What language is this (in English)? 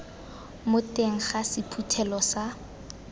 Tswana